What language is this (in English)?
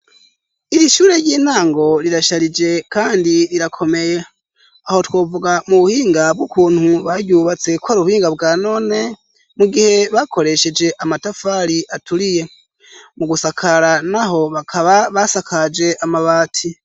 Rundi